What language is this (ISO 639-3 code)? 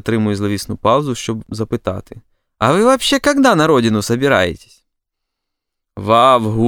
ukr